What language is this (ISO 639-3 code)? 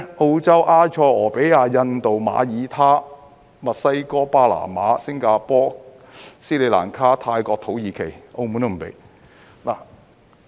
yue